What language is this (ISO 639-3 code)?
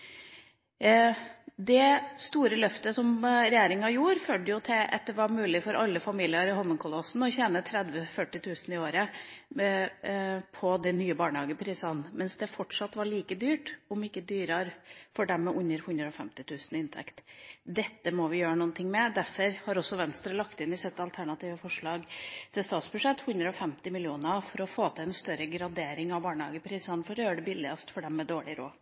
nob